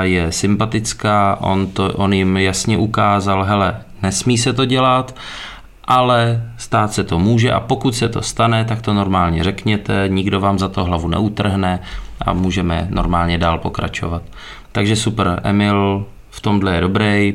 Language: Czech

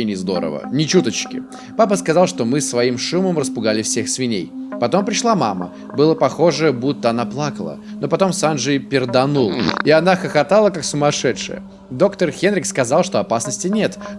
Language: Russian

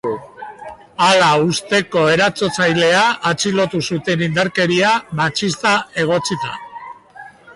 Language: Basque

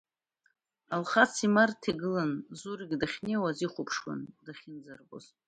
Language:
Abkhazian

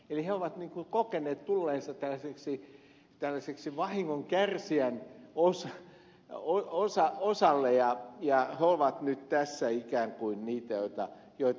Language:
Finnish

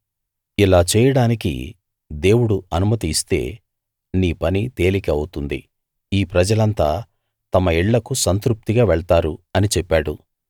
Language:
Telugu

